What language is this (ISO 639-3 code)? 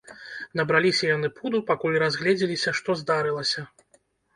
bel